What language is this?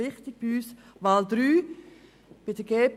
Swiss German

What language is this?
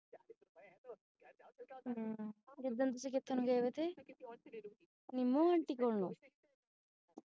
Punjabi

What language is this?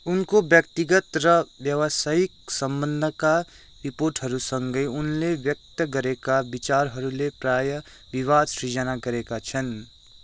Nepali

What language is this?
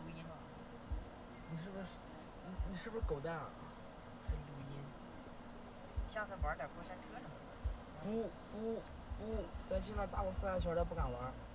Chinese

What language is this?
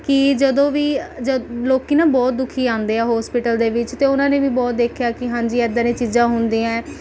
Punjabi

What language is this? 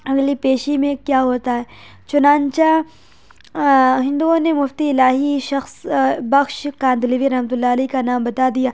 Urdu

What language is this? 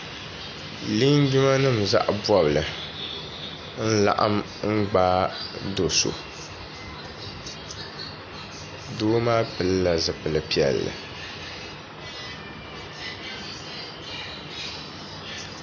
Dagbani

